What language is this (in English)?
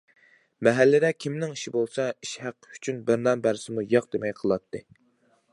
Uyghur